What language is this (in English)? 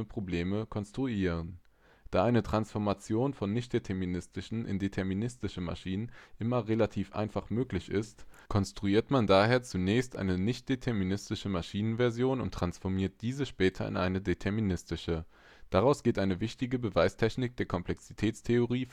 German